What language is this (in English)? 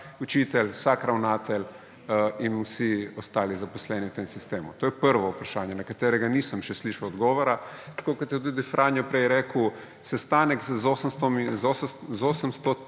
Slovenian